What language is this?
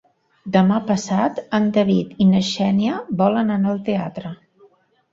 Catalan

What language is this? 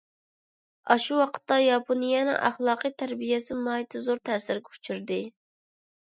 Uyghur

